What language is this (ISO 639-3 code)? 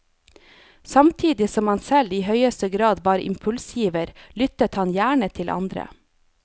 nor